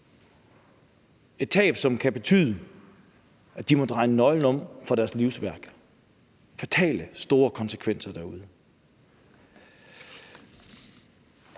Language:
Danish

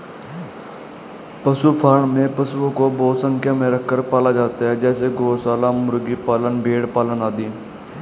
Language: Hindi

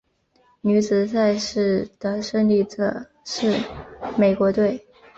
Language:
Chinese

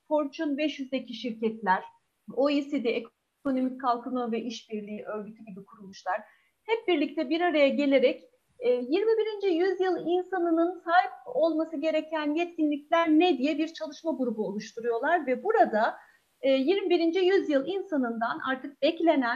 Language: Turkish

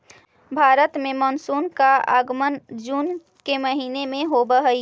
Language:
Magahi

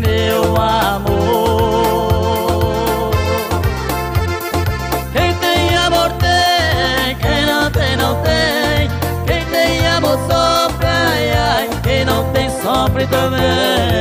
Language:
Portuguese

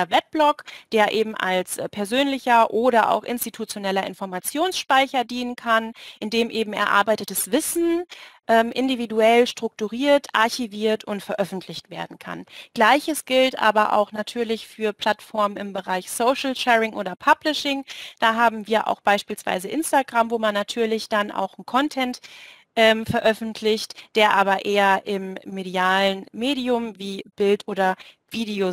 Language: German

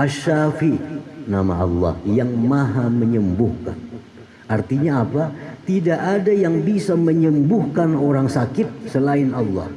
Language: Indonesian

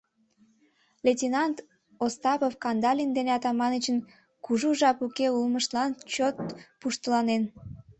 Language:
Mari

